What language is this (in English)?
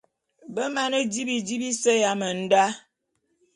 Bulu